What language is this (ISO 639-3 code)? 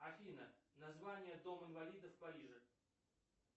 rus